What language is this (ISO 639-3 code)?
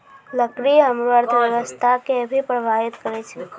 mai